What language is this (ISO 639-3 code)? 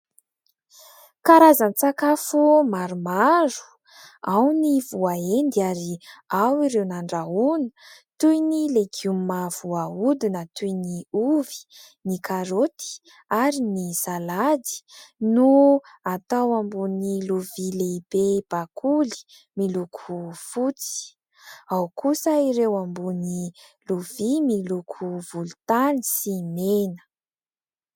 mlg